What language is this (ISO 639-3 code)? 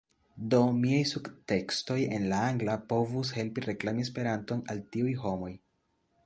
epo